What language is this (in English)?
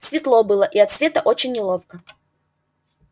Russian